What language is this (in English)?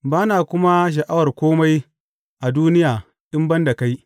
Hausa